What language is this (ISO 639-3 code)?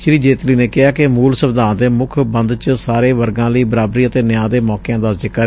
pan